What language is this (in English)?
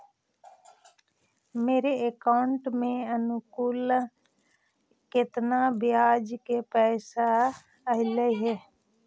Magahi